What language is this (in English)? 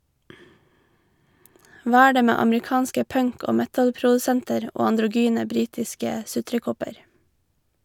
Norwegian